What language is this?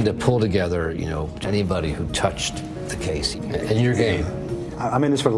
English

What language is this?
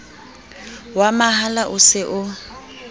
Southern Sotho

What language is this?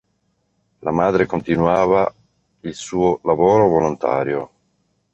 Italian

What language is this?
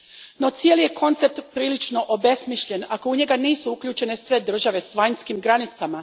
Croatian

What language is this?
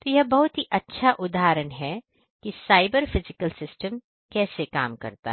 Hindi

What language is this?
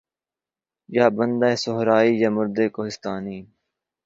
Urdu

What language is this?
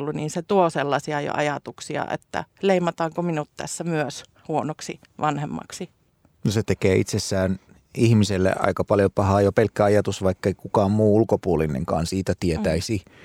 Finnish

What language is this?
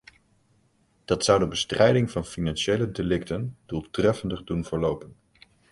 Dutch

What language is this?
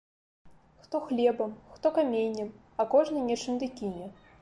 Belarusian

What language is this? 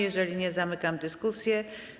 Polish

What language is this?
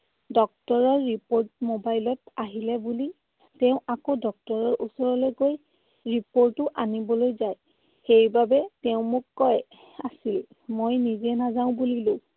Assamese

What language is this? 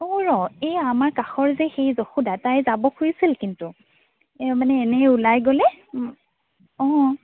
Assamese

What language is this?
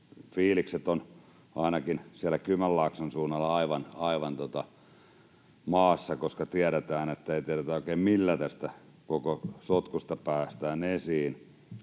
Finnish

